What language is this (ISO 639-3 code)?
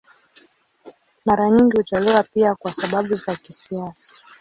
swa